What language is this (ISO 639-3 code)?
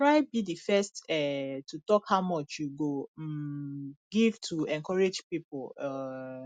pcm